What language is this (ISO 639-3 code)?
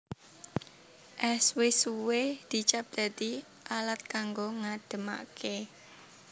jav